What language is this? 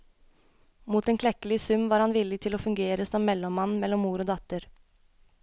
Norwegian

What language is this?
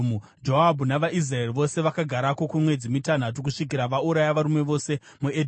Shona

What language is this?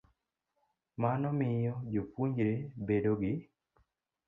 Luo (Kenya and Tanzania)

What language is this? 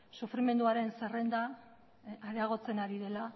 Basque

